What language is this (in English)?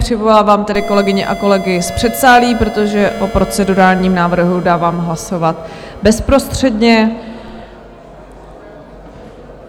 Czech